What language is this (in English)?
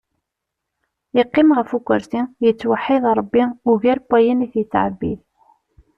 Kabyle